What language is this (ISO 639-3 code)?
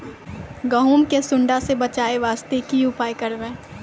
mai